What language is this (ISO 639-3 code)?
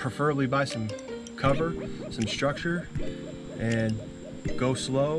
eng